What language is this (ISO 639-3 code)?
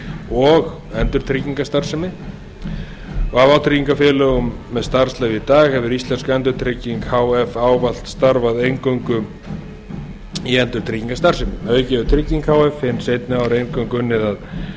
isl